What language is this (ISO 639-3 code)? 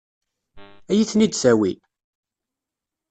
kab